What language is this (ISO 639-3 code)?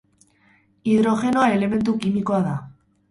eus